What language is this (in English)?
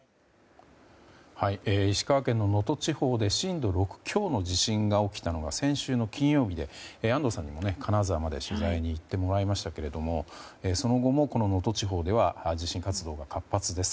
Japanese